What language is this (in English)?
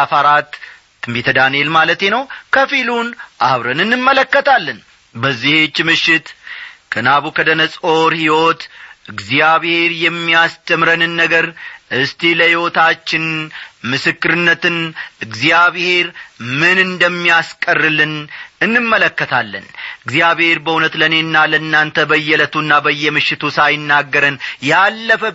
Amharic